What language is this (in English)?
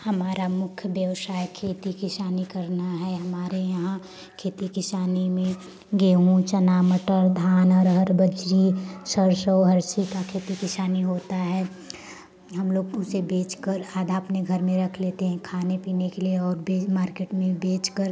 Hindi